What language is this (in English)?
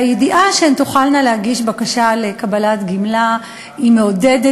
Hebrew